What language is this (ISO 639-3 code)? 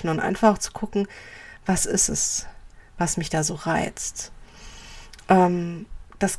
deu